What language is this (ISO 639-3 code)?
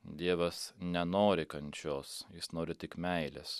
lit